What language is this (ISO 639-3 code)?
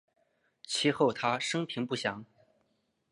zho